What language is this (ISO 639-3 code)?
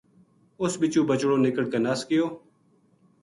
gju